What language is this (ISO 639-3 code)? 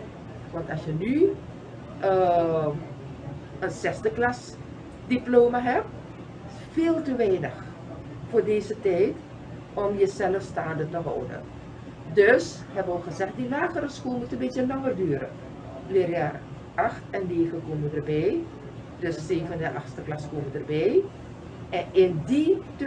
nld